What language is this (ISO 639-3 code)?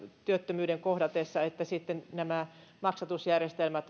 fin